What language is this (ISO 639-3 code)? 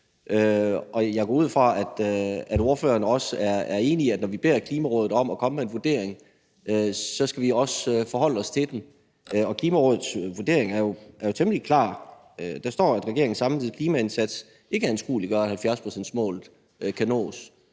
dan